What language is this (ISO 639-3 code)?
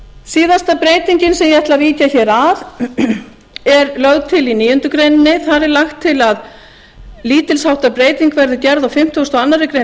isl